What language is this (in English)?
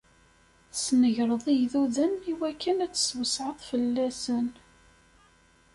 Kabyle